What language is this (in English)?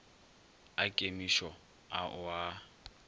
Northern Sotho